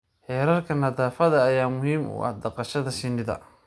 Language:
Somali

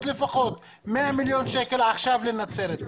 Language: Hebrew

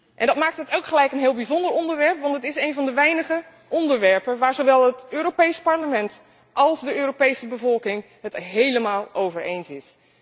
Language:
Dutch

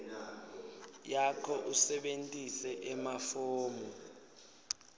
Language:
Swati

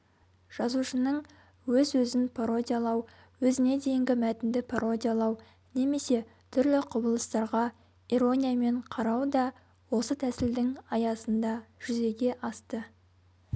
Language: Kazakh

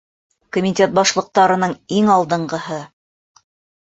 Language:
Bashkir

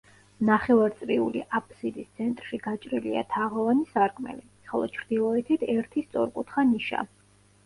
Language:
Georgian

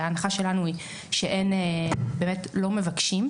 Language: Hebrew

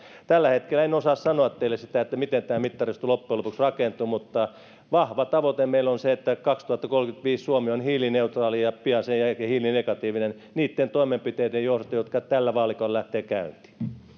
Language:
Finnish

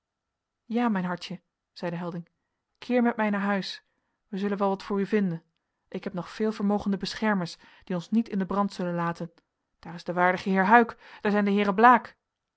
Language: Dutch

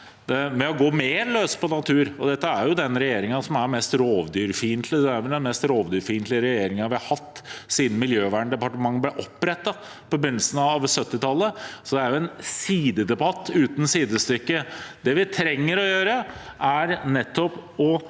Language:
Norwegian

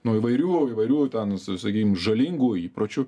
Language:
Lithuanian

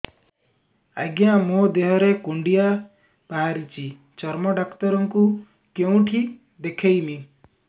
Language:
Odia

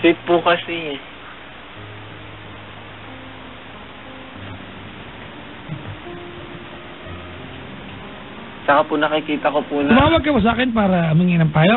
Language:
Filipino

